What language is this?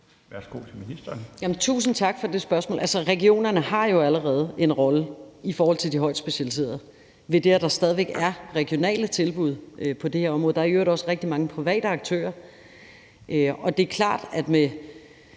Danish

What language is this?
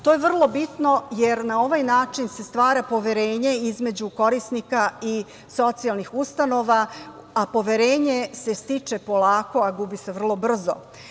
Serbian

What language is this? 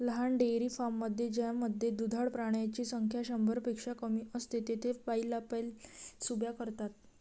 Marathi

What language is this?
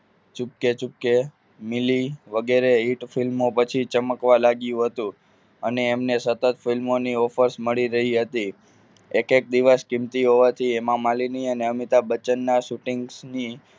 Gujarati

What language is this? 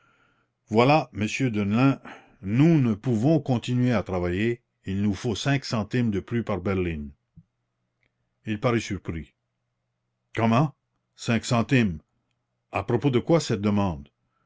French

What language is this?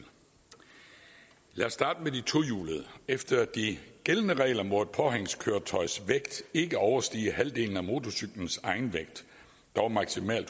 Danish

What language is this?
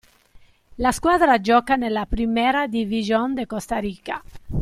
Italian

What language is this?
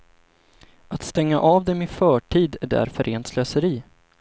Swedish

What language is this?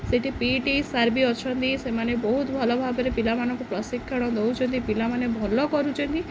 Odia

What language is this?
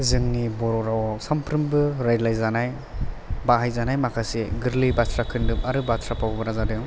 Bodo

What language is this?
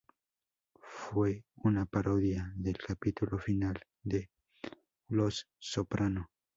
Spanish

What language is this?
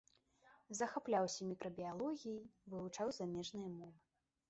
Belarusian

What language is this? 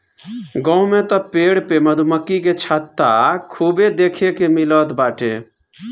Bhojpuri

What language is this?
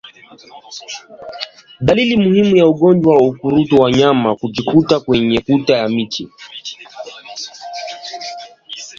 Swahili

